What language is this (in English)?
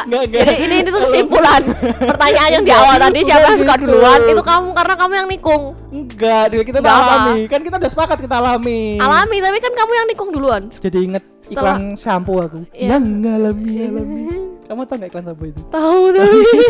Indonesian